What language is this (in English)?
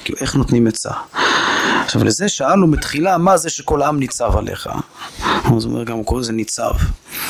Hebrew